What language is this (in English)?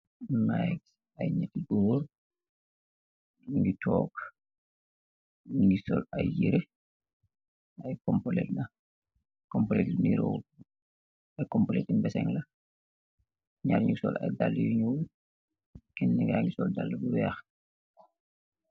Wolof